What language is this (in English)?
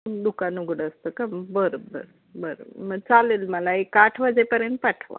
Marathi